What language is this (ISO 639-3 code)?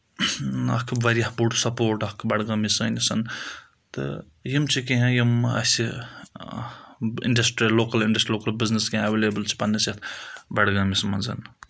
kas